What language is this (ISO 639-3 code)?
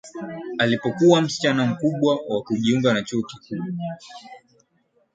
swa